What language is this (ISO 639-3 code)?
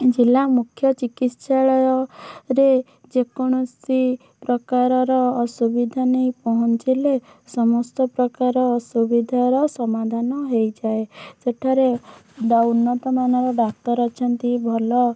ori